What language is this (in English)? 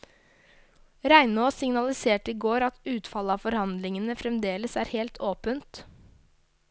Norwegian